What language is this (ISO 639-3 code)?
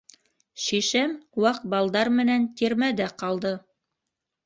bak